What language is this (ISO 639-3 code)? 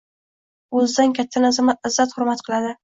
uzb